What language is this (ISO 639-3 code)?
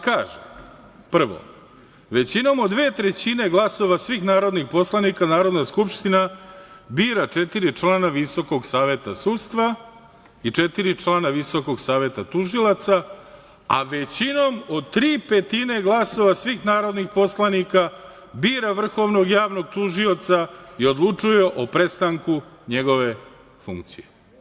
srp